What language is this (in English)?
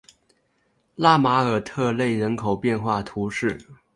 Chinese